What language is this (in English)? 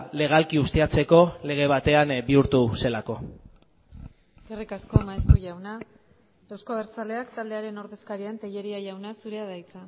Basque